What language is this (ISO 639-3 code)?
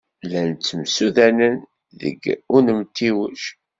kab